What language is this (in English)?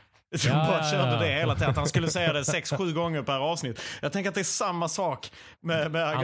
Swedish